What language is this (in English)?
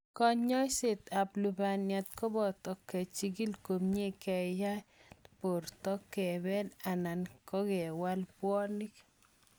Kalenjin